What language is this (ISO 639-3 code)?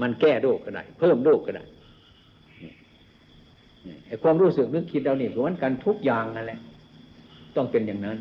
tha